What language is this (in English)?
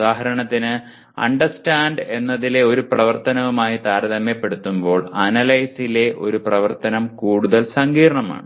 Malayalam